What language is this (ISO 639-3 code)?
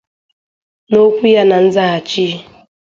ibo